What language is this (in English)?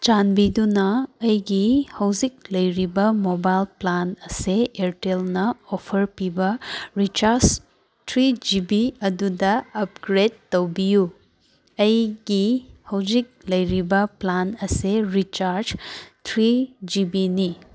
Manipuri